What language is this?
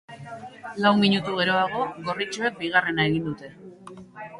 Basque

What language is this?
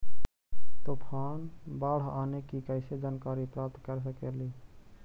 Magahi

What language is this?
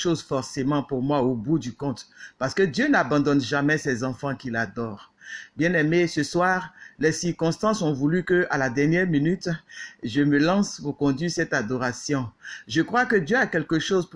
French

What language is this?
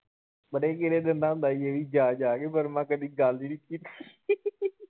Punjabi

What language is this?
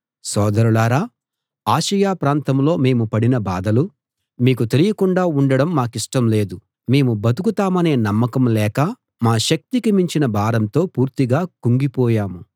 Telugu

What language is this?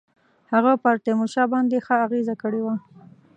Pashto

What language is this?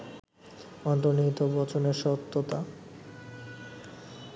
Bangla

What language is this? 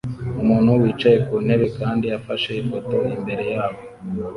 Kinyarwanda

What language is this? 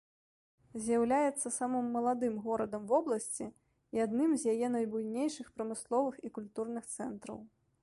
Belarusian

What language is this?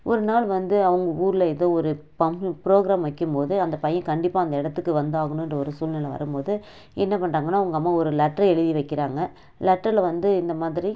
Tamil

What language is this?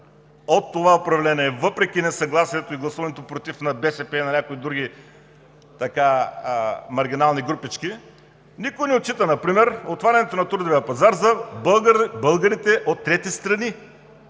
Bulgarian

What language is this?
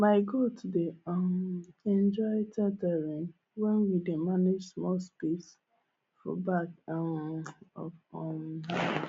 Nigerian Pidgin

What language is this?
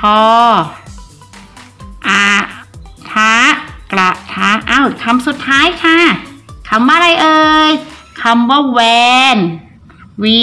Thai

